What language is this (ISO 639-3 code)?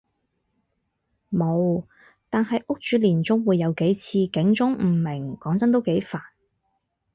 yue